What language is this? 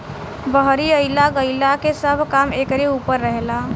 Bhojpuri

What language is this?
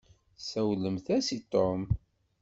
Kabyle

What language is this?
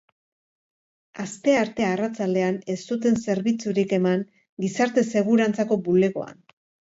Basque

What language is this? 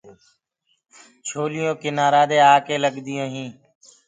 Gurgula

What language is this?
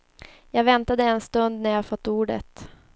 Swedish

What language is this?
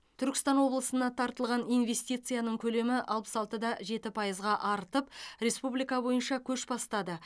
Kazakh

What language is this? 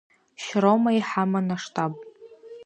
Abkhazian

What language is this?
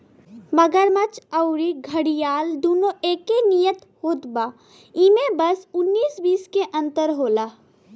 Bhojpuri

